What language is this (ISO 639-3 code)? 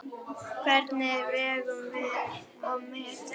isl